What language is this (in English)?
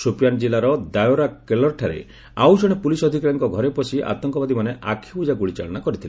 Odia